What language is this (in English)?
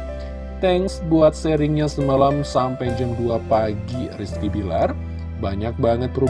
Indonesian